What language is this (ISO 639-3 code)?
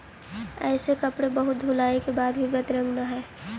mag